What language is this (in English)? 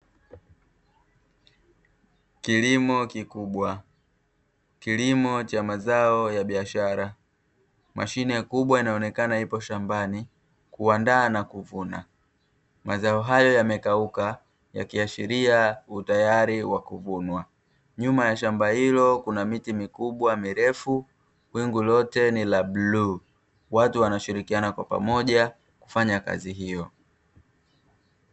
Swahili